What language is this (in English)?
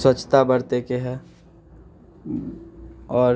Maithili